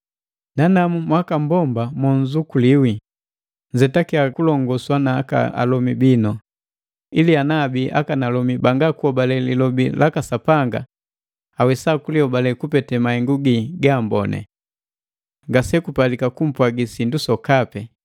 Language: Matengo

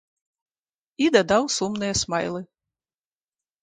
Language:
Belarusian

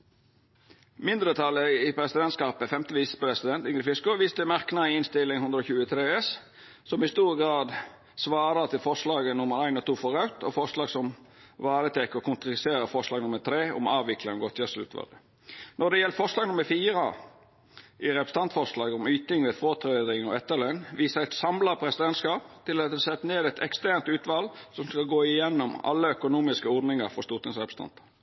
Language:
Norwegian Nynorsk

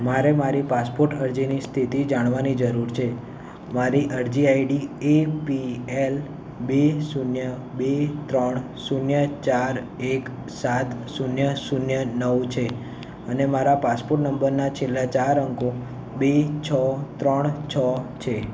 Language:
Gujarati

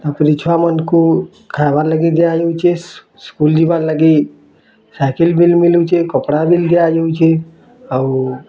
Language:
Odia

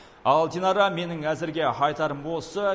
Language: Kazakh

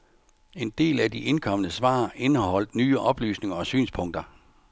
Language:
Danish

